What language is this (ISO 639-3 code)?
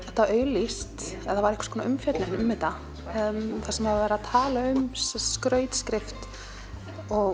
isl